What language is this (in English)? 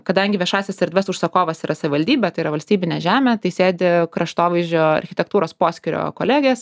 Lithuanian